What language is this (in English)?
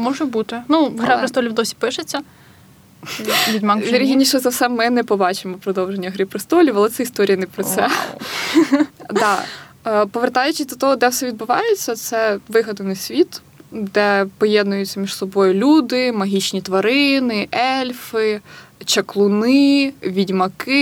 Ukrainian